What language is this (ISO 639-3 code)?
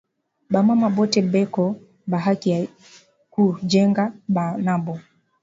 swa